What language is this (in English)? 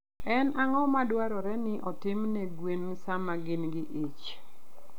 Luo (Kenya and Tanzania)